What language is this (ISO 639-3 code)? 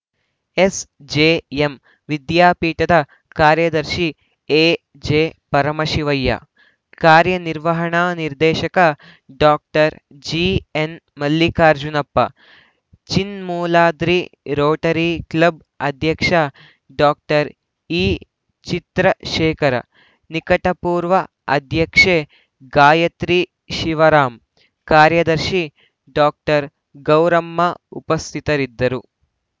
kan